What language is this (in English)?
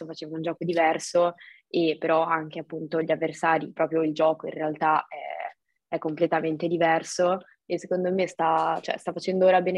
Italian